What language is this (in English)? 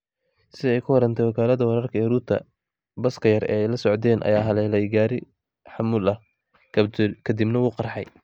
Somali